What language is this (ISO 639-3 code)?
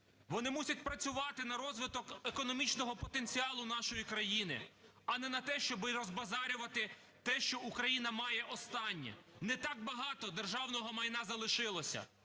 ukr